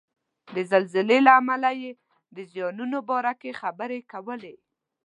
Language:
Pashto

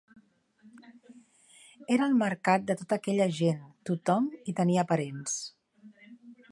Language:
Catalan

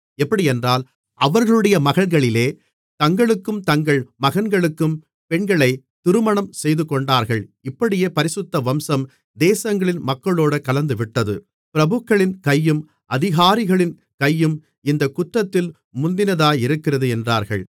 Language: Tamil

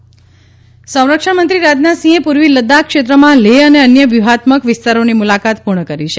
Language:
Gujarati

